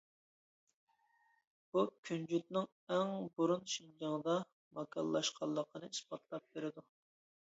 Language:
Uyghur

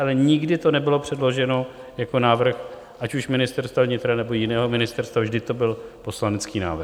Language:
Czech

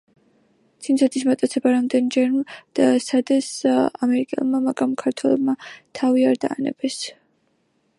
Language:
Georgian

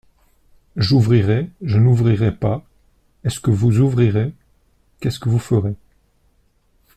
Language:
French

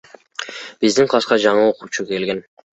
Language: Kyrgyz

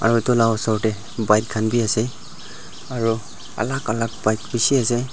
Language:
Naga Pidgin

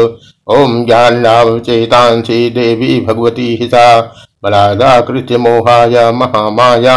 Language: Hindi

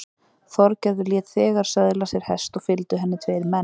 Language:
Icelandic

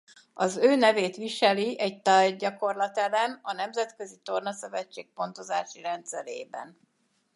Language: Hungarian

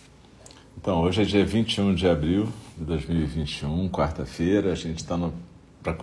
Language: Portuguese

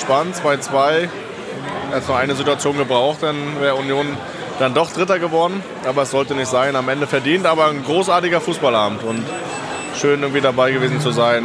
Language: German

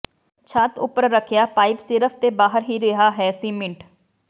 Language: Punjabi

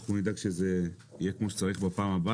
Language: Hebrew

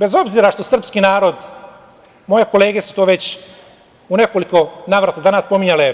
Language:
Serbian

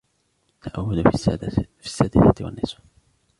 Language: Arabic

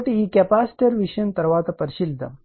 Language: Telugu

